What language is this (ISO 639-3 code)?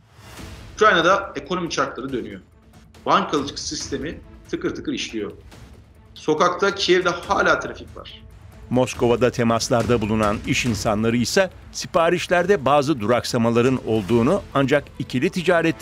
tur